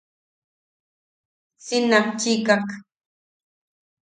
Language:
Yaqui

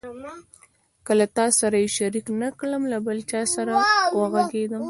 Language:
Pashto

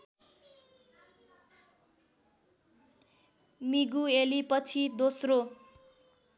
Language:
Nepali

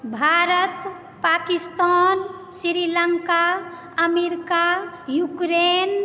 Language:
Maithili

